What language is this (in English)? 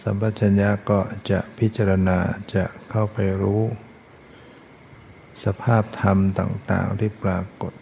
Thai